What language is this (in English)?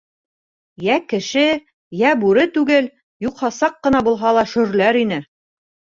Bashkir